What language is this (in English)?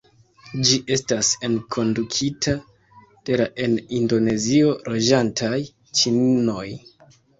Esperanto